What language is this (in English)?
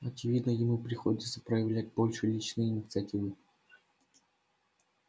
Russian